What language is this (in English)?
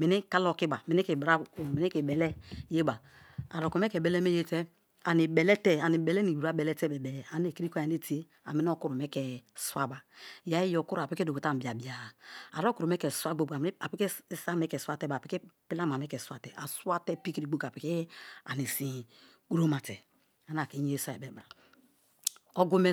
Kalabari